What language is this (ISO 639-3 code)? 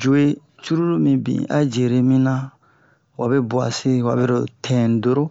bmq